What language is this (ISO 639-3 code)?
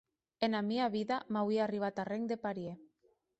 oci